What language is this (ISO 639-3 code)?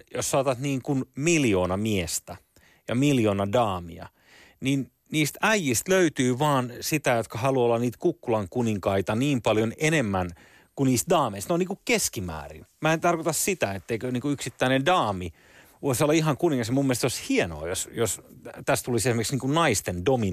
fin